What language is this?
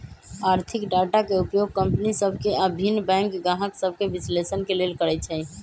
Magahi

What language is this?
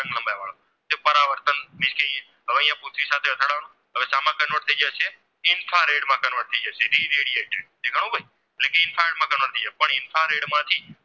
Gujarati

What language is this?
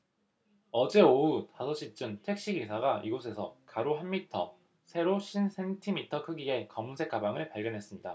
Korean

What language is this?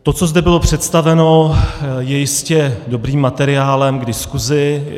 Czech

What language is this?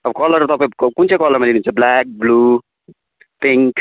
Nepali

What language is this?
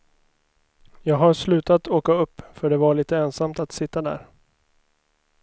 Swedish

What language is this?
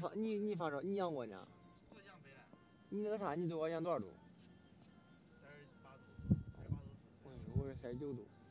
Chinese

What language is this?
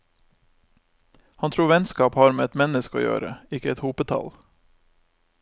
Norwegian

